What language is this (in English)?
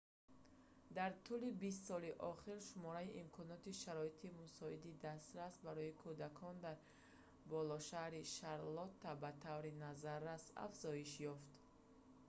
Tajik